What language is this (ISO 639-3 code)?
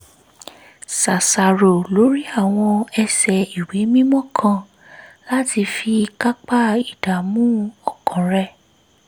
yor